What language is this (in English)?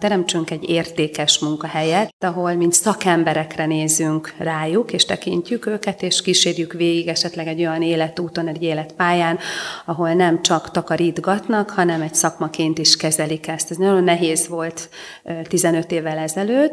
Hungarian